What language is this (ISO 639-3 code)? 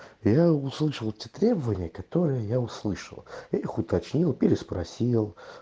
rus